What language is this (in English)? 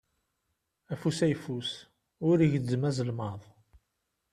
Kabyle